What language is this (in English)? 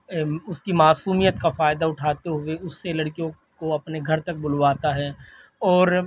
Urdu